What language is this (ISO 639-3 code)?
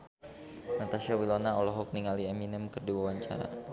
sun